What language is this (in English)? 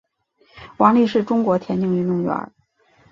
Chinese